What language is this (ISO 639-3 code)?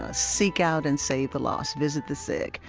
eng